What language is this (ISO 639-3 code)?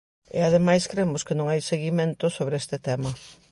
glg